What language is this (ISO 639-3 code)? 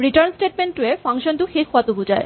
asm